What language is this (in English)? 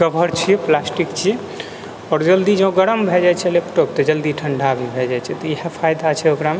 Maithili